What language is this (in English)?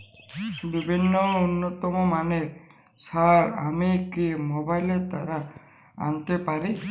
Bangla